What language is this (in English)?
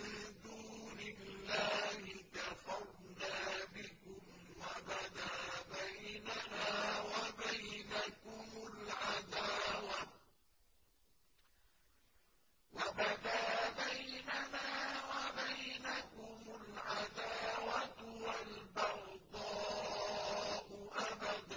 Arabic